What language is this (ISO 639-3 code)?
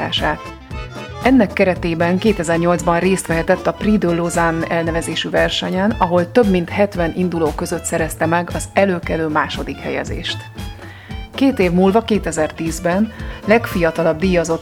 hun